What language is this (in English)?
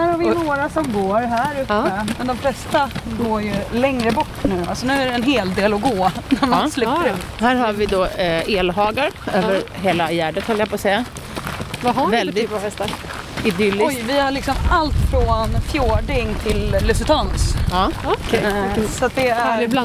Swedish